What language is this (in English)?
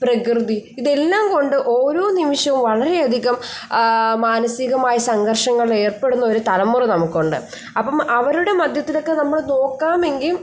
Malayalam